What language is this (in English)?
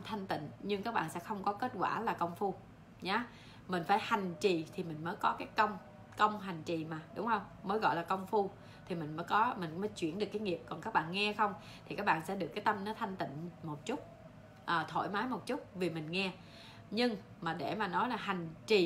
Vietnamese